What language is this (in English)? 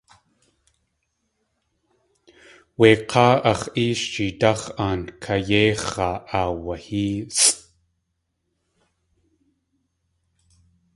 Tlingit